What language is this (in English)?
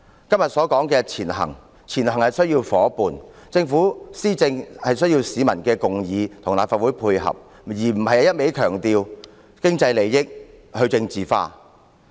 Cantonese